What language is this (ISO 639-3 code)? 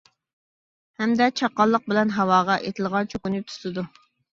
uig